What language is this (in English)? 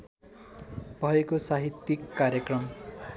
Nepali